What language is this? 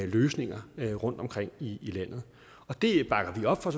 Danish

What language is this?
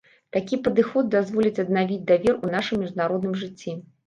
Belarusian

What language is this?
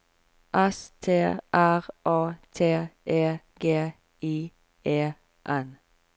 Norwegian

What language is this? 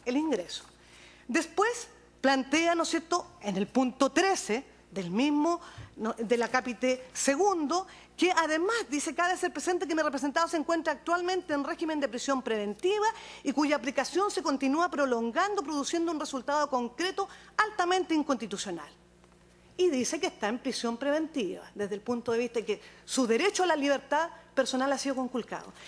Spanish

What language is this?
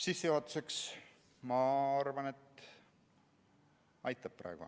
Estonian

